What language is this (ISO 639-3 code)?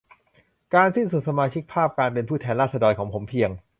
tha